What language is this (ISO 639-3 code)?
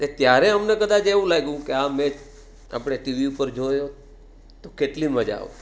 guj